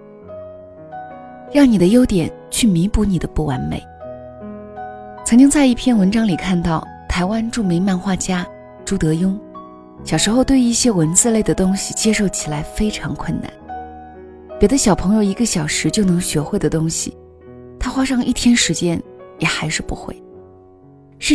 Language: Chinese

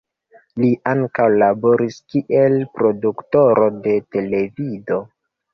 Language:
Esperanto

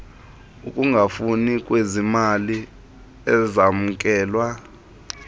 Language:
Xhosa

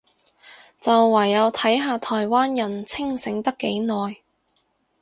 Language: Cantonese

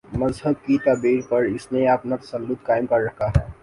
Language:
Urdu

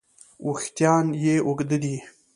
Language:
Pashto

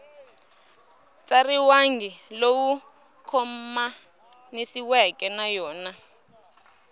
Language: Tsonga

